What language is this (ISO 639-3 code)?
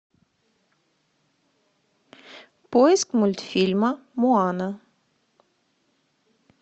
rus